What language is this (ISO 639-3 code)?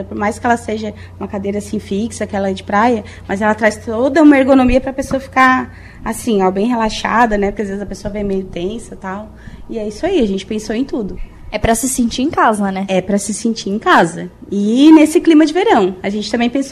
por